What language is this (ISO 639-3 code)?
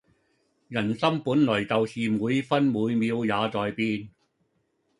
yue